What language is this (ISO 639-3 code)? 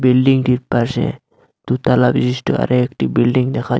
ben